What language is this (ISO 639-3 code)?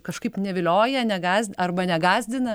lit